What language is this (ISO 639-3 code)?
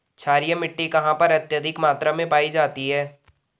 hin